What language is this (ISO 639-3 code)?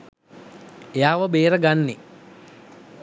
sin